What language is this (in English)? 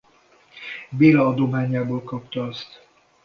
Hungarian